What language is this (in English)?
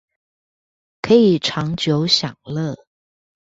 Chinese